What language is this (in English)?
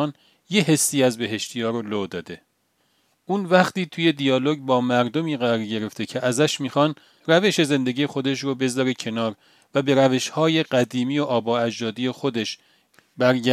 Persian